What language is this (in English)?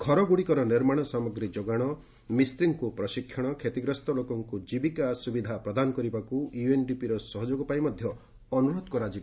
Odia